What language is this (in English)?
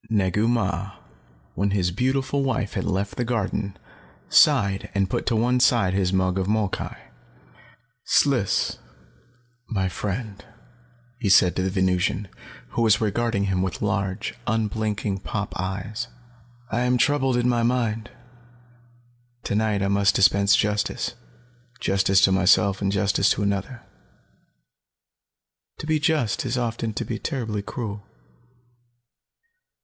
English